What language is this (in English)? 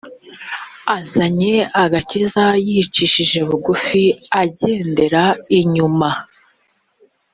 Kinyarwanda